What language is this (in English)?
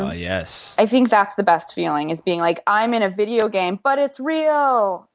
English